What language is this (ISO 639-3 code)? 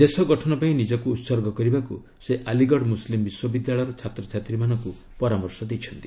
ori